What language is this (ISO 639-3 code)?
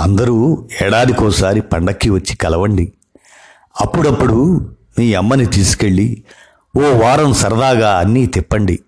tel